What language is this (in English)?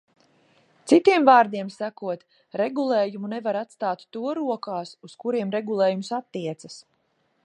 Latvian